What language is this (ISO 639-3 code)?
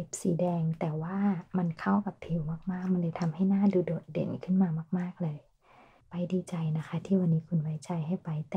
tha